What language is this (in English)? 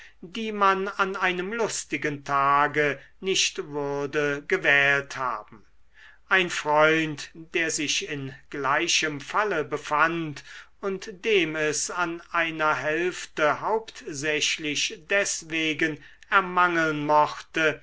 German